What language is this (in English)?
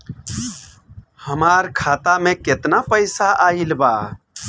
Bhojpuri